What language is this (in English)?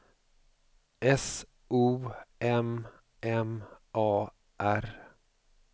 Swedish